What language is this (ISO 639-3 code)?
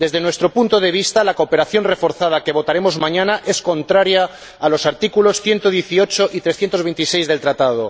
spa